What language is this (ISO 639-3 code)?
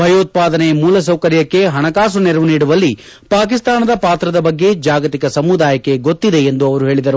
kan